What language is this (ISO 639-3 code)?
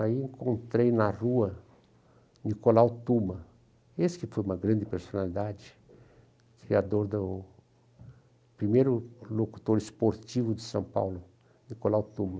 por